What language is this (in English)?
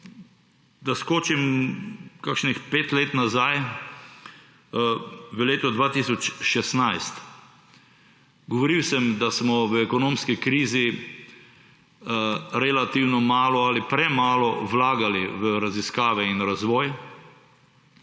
Slovenian